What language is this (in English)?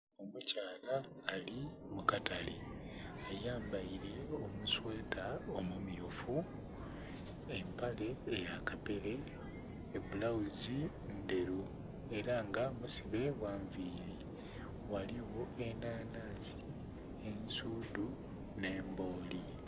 Soga